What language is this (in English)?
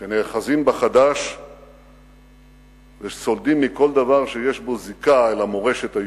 Hebrew